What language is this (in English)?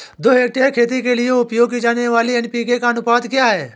Hindi